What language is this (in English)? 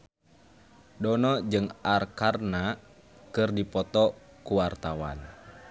Sundanese